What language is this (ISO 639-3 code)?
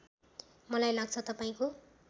nep